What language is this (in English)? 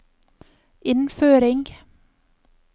Norwegian